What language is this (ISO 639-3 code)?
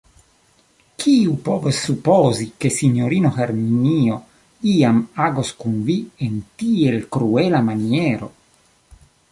epo